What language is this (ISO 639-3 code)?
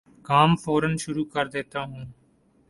urd